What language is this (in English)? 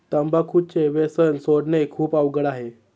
Marathi